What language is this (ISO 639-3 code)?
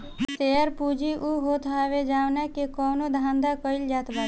bho